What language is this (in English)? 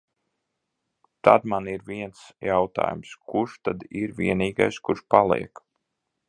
Latvian